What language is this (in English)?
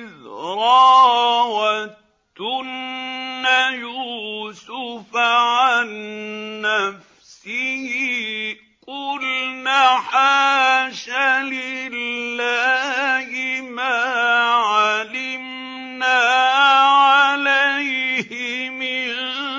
Arabic